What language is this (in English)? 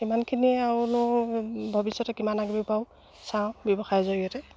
Assamese